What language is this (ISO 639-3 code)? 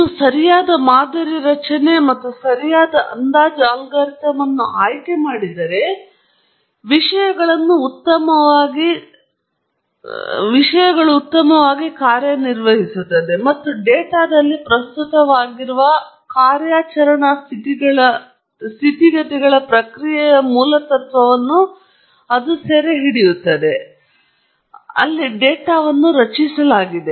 kan